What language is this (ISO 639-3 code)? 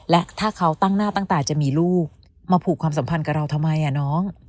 tha